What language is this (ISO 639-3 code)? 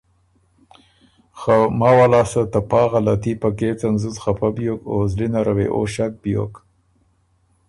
oru